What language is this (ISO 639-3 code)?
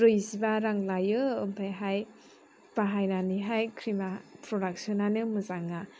brx